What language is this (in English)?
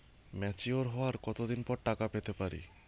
Bangla